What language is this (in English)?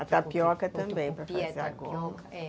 Portuguese